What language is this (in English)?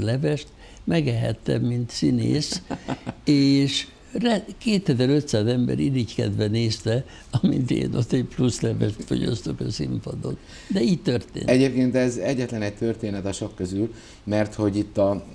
Hungarian